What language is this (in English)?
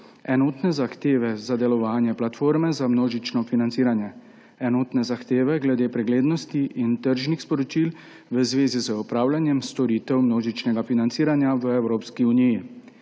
Slovenian